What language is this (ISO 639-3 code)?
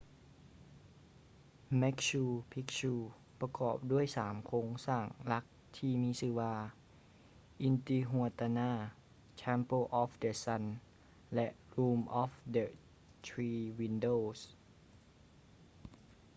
lao